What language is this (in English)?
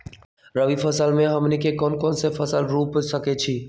Magahi